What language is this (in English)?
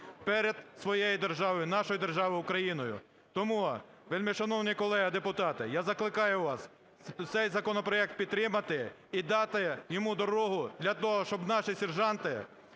Ukrainian